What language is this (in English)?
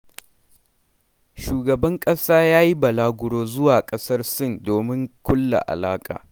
Hausa